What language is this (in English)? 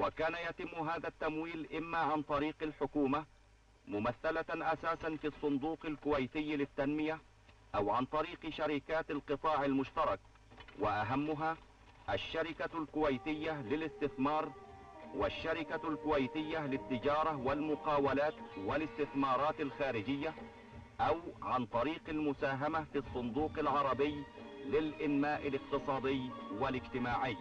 Arabic